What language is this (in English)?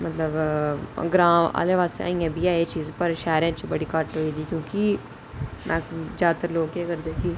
Dogri